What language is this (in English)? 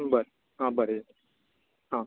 Konkani